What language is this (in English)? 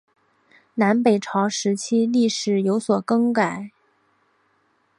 Chinese